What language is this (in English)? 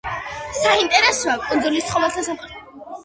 Georgian